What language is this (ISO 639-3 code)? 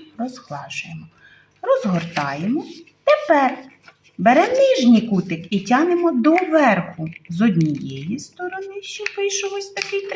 ukr